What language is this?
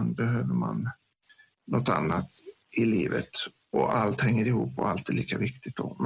Swedish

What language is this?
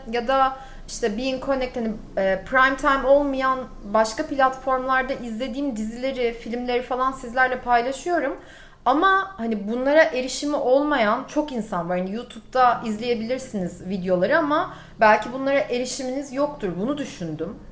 Turkish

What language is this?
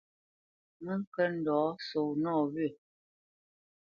Bamenyam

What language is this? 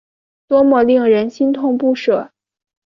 Chinese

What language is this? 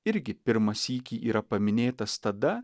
Lithuanian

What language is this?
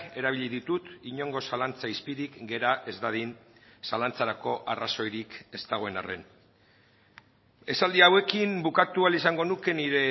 Basque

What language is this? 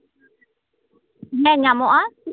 Santali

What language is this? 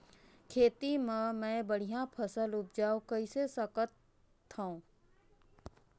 Chhattisgarhi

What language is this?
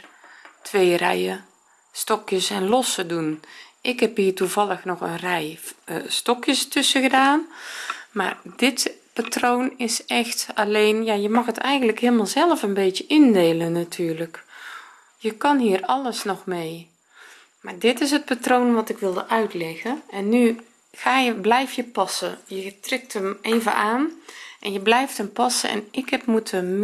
Dutch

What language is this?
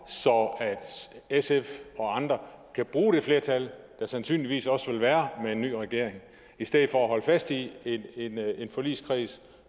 Danish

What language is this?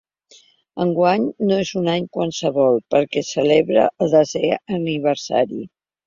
Catalan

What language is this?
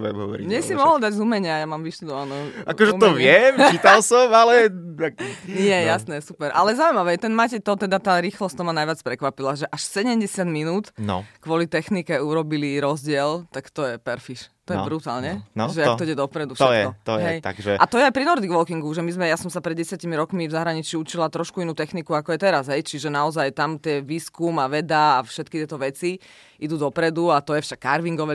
Slovak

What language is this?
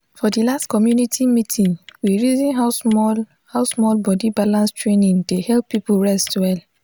Nigerian Pidgin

